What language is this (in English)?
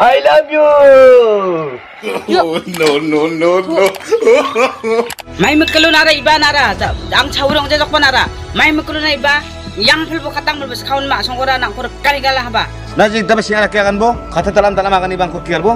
Korean